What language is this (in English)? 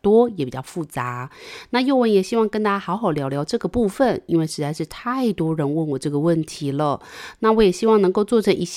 Chinese